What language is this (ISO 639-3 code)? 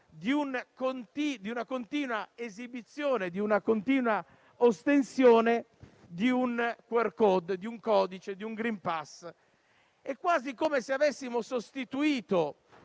ita